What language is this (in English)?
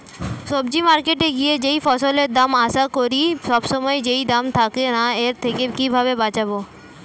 Bangla